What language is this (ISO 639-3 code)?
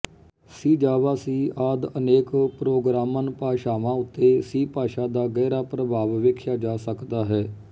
pan